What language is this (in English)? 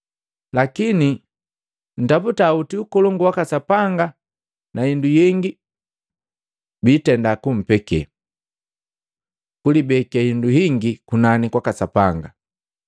Matengo